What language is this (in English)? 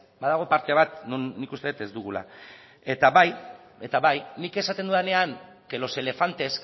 Basque